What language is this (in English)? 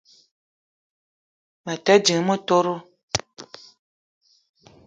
Eton (Cameroon)